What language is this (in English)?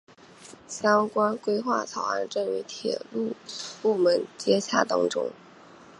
Chinese